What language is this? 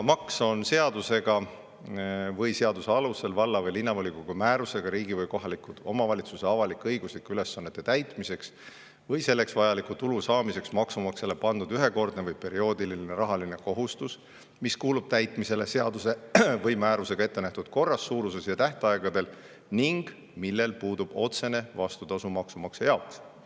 Estonian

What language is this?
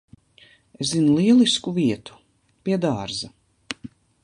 Latvian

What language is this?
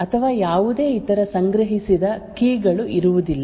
Kannada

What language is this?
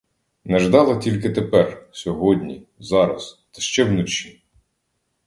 Ukrainian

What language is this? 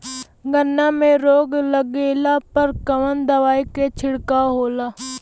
Bhojpuri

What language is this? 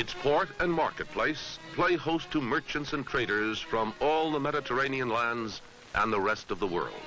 English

